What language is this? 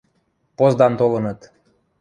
Western Mari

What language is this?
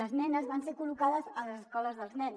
Catalan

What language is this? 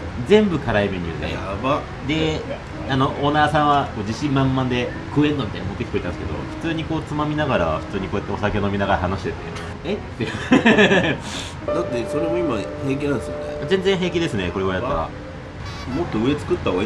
Japanese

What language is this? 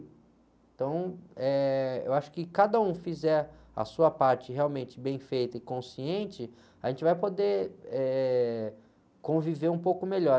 Portuguese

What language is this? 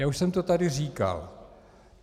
Czech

